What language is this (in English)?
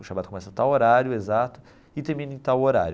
Portuguese